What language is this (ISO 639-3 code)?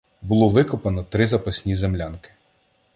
ukr